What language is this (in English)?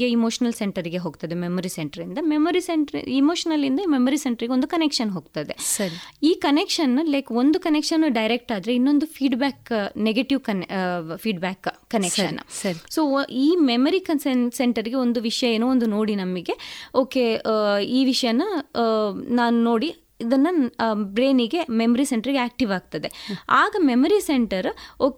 Kannada